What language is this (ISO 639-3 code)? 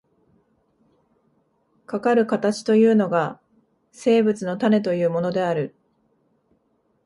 jpn